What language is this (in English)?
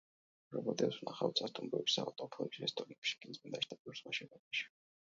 Georgian